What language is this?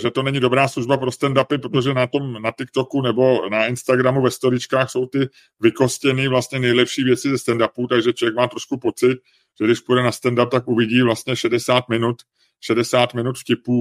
Czech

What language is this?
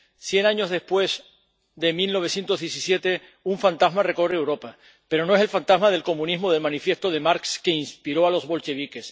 Spanish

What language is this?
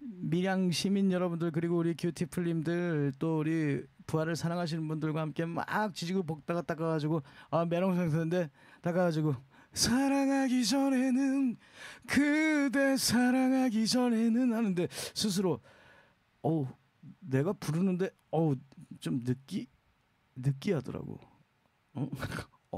Korean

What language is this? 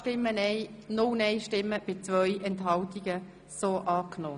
Swiss German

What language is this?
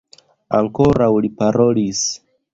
Esperanto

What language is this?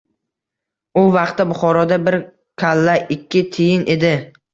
Uzbek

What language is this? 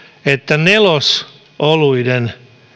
Finnish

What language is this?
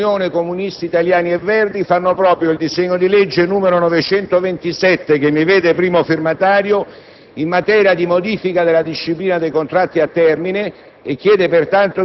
Italian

